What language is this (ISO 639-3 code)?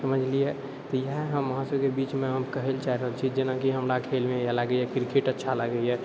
mai